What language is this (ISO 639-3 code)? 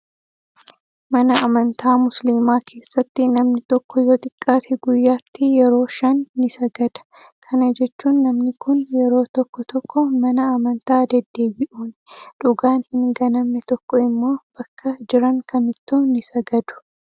orm